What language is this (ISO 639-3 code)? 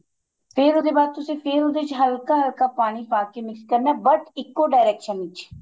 pan